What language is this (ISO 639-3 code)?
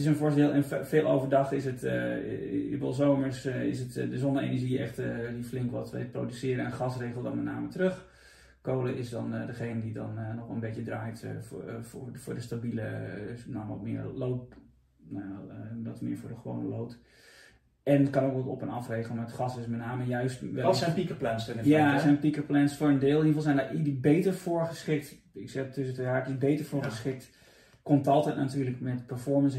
nld